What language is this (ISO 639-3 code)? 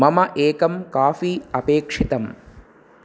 san